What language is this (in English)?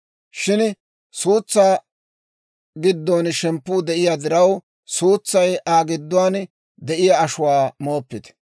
Dawro